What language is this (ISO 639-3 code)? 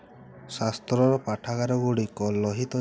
ori